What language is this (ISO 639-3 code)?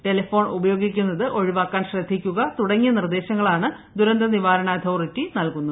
mal